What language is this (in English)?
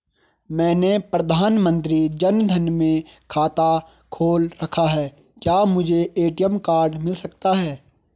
Hindi